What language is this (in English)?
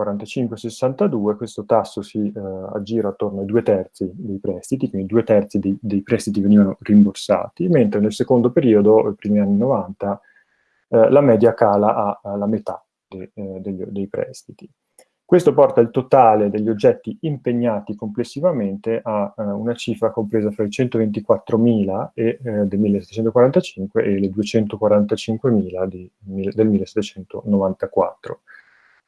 Italian